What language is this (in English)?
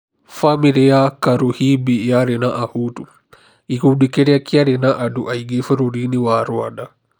Kikuyu